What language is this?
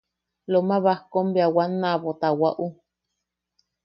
Yaqui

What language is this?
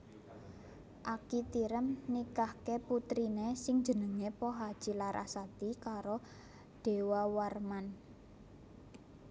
Javanese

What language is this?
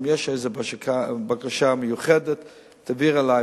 Hebrew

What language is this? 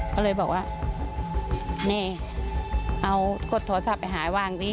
Thai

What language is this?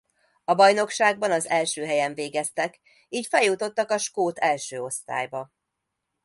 Hungarian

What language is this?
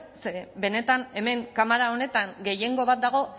Basque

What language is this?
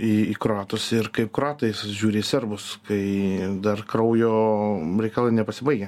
Lithuanian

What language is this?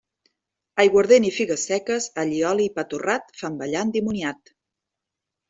Catalan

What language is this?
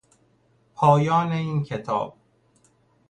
Persian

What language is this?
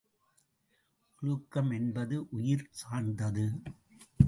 Tamil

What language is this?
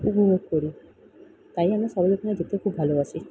Bangla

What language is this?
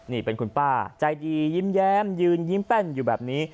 Thai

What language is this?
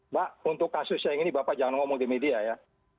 Indonesian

